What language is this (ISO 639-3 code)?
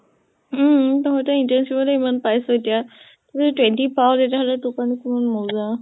asm